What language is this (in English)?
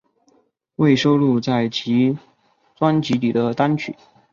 Chinese